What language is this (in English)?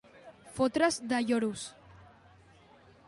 Catalan